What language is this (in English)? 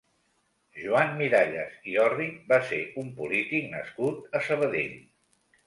Catalan